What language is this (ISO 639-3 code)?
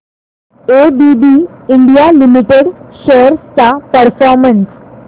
mar